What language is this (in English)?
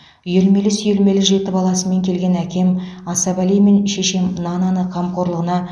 Kazakh